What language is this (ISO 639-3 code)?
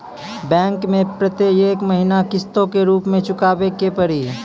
mai